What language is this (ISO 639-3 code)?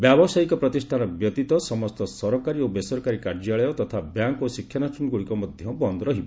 ori